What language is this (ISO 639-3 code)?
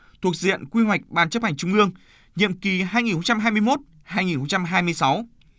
vie